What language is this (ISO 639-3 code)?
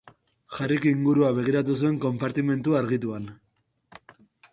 eus